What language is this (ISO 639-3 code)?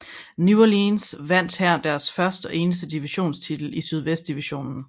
dan